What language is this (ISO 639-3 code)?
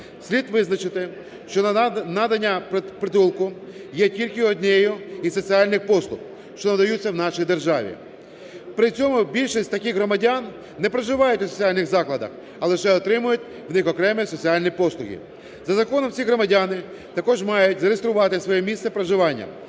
ukr